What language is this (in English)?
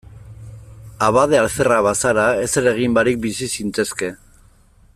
Basque